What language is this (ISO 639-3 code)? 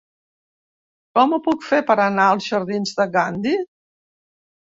cat